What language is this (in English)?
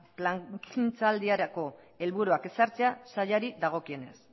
Basque